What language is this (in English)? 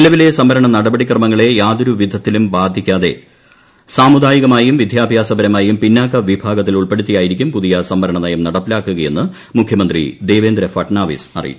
Malayalam